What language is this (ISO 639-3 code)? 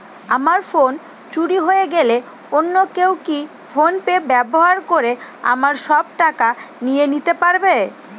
ben